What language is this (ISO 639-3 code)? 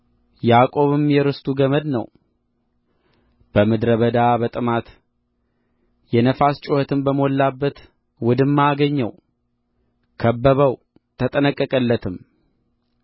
amh